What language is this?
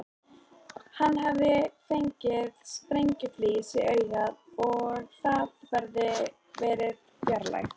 Icelandic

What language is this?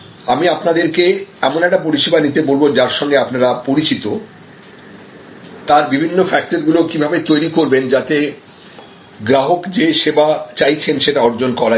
Bangla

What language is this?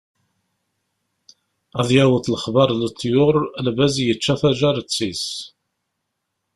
Kabyle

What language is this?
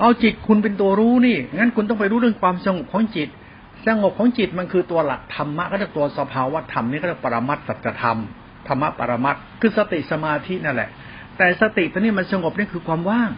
Thai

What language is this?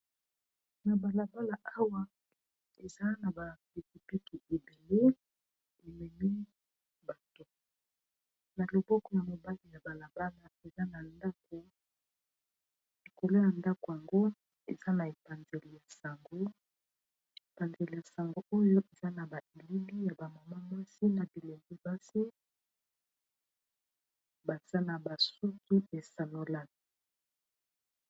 Lingala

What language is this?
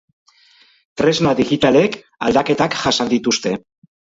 Basque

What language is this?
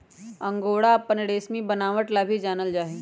Magahi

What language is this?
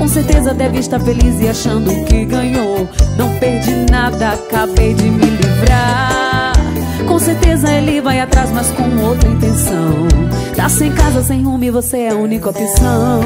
Portuguese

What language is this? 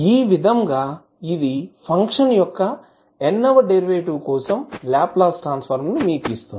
Telugu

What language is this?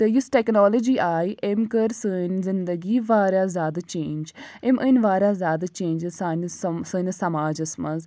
Kashmiri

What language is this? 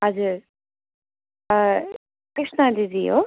Nepali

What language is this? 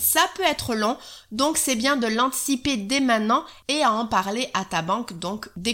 French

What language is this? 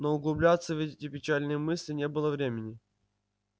Russian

